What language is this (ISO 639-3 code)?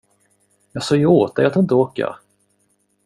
swe